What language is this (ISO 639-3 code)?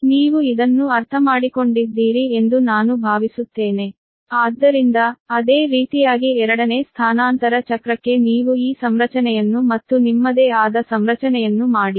kan